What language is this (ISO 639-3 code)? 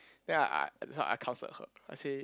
eng